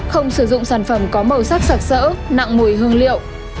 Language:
Vietnamese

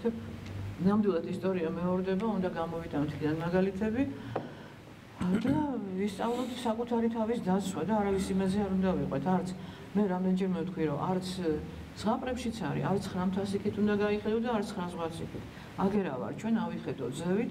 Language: Turkish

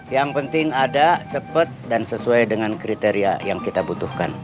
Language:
Indonesian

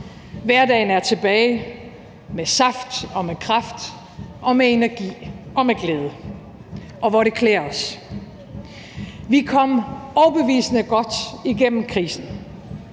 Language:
Danish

